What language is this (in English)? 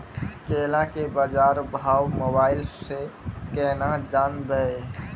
Maithili